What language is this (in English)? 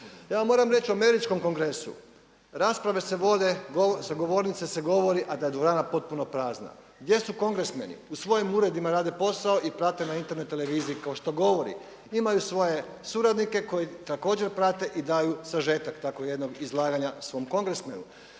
Croatian